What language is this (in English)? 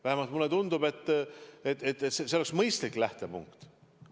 Estonian